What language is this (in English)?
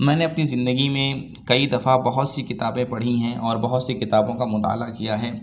Urdu